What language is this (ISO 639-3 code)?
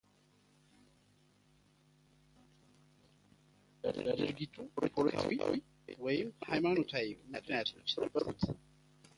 amh